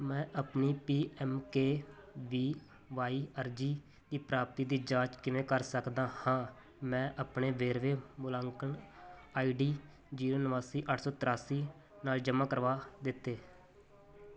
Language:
Punjabi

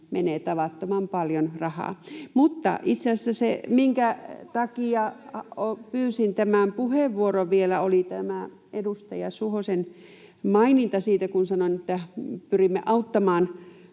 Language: Finnish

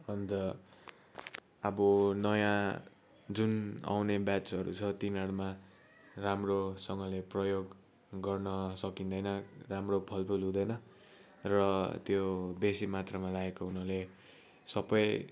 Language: Nepali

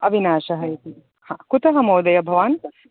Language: Sanskrit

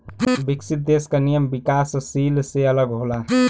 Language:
Bhojpuri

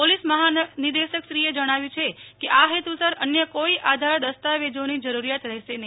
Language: Gujarati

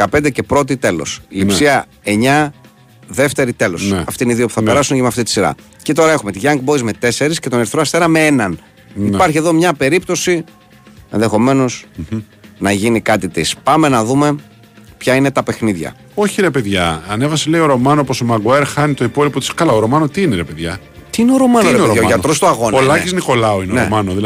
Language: Greek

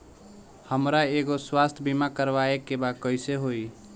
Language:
Bhojpuri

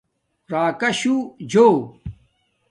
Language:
Domaaki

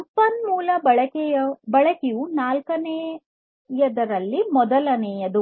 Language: Kannada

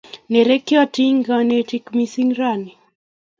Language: Kalenjin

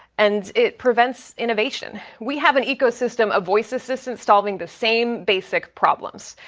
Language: English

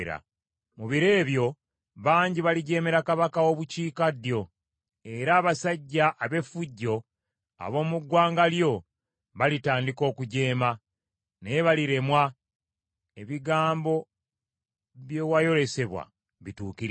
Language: Ganda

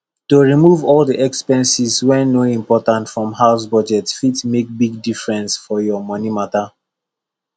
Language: Nigerian Pidgin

